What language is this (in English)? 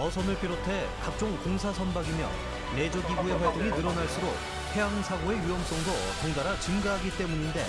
Korean